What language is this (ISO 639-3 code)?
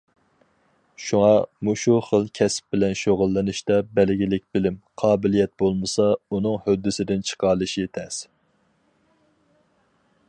uig